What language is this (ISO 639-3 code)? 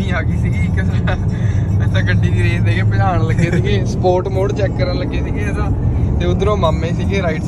pan